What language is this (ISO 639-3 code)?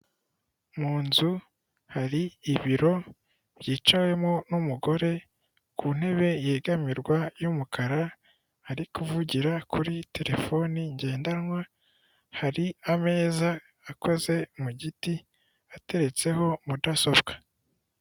kin